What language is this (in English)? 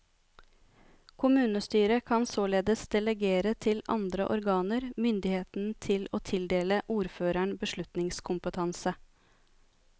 Norwegian